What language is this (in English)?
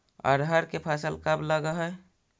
Magahi